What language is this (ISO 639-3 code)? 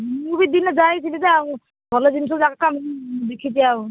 ori